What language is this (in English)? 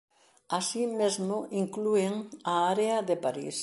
Galician